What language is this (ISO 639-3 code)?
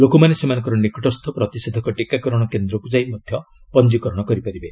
ori